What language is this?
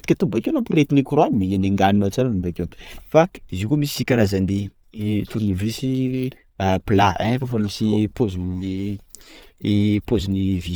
Sakalava Malagasy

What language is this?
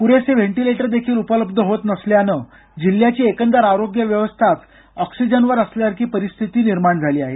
Marathi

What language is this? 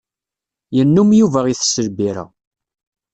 Kabyle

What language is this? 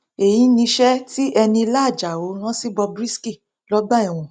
Yoruba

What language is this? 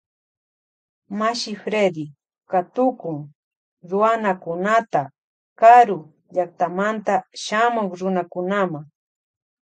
Loja Highland Quichua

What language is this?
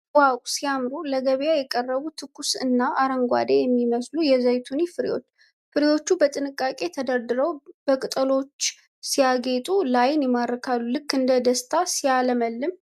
Amharic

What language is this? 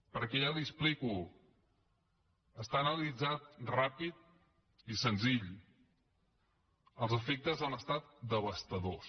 Catalan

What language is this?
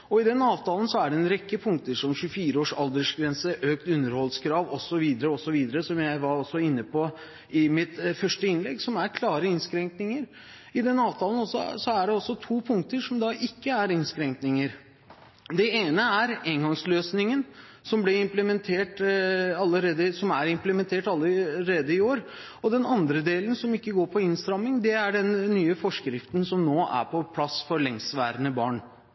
Norwegian Bokmål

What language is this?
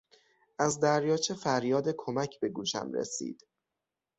Persian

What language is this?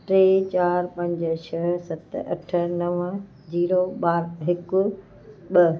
Sindhi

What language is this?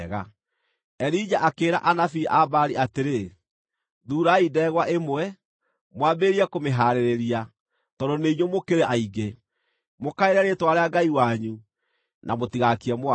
Kikuyu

